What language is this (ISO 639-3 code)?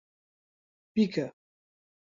ckb